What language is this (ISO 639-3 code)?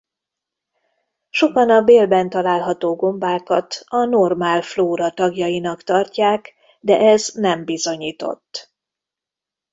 hun